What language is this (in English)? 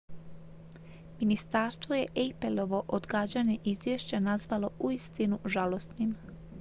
Croatian